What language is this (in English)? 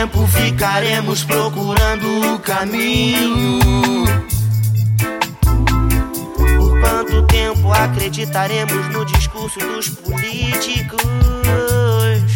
Portuguese